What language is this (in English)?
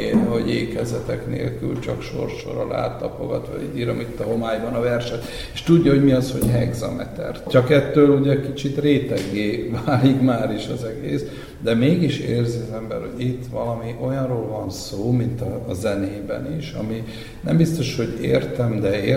Hungarian